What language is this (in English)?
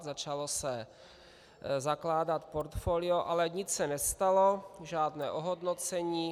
Czech